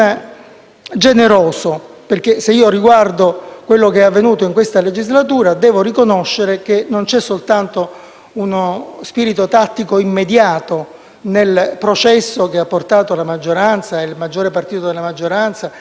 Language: Italian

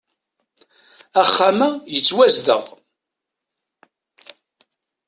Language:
Kabyle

